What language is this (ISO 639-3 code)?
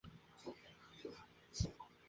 spa